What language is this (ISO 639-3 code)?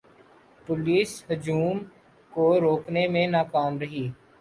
urd